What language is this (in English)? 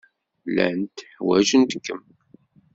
Kabyle